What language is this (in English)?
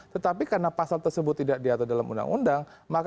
Indonesian